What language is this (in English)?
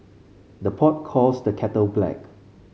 English